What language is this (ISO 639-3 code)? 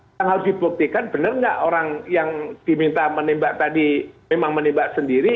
ind